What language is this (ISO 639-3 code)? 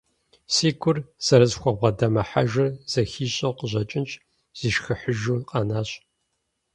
kbd